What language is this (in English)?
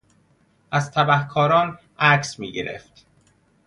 Persian